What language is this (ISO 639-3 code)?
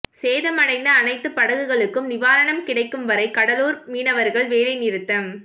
tam